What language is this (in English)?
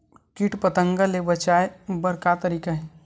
Chhattisgarhi